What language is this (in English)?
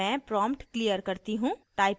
Hindi